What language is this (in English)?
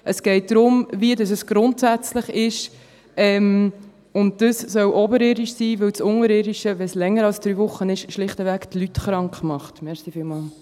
Swiss German